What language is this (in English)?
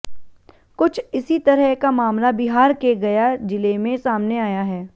Hindi